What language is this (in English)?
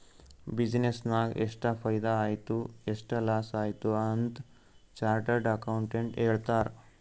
Kannada